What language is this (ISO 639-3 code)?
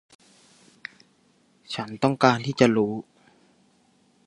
tha